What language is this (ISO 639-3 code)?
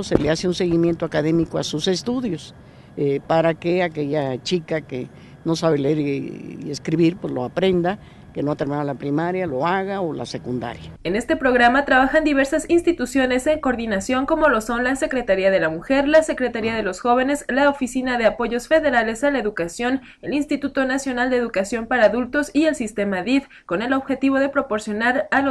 spa